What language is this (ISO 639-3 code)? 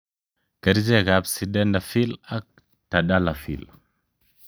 kln